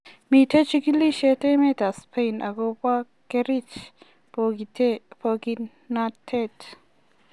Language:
Kalenjin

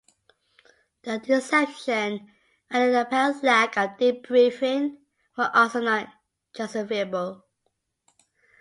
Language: English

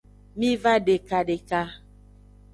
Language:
Aja (Benin)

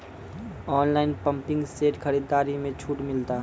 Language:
Maithili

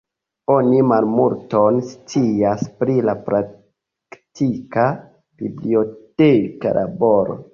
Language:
Esperanto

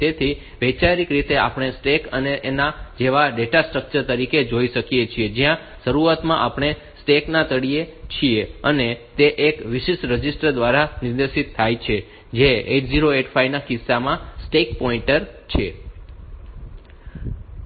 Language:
Gujarati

